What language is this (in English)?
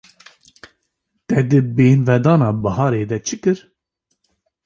Kurdish